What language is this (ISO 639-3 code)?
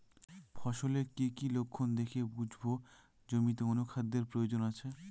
ben